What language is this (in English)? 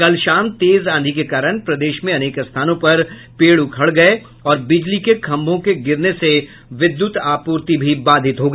Hindi